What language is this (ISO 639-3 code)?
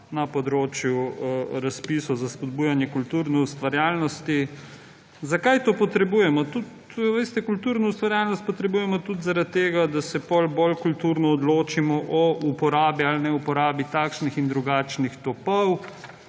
slv